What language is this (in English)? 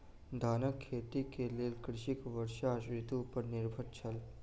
Maithili